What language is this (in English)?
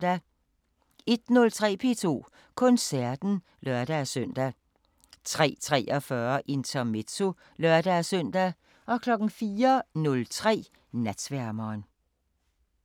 Danish